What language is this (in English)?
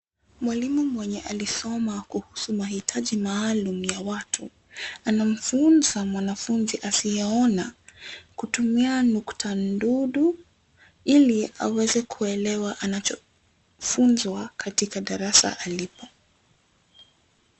Swahili